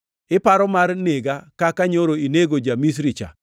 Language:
Luo (Kenya and Tanzania)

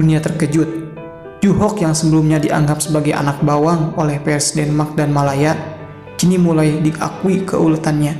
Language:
Indonesian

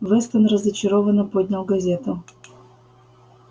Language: Russian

